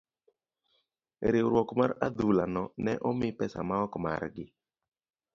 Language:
Luo (Kenya and Tanzania)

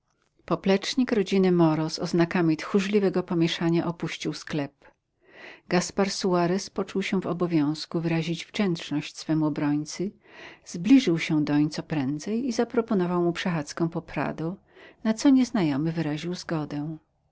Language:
Polish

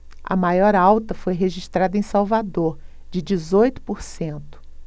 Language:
Portuguese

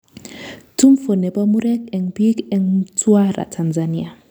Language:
Kalenjin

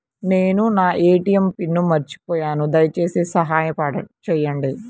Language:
Telugu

